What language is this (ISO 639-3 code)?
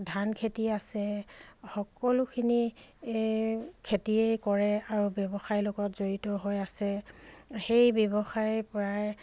asm